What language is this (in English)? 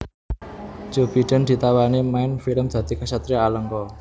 Javanese